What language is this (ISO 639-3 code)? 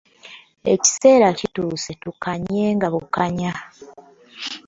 lug